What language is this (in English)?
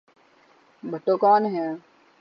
Urdu